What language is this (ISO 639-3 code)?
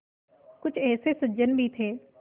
hin